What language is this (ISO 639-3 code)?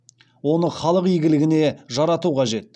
kaz